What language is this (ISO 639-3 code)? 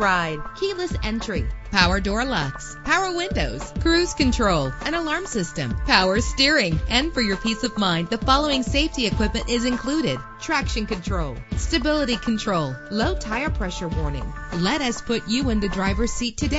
eng